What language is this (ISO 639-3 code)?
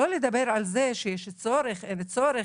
heb